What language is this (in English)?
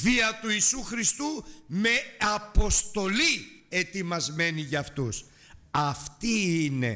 Greek